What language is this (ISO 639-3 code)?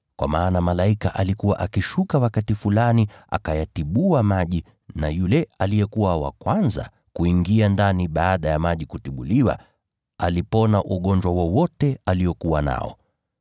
swa